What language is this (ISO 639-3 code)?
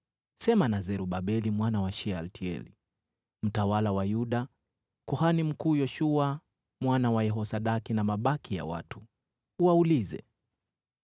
swa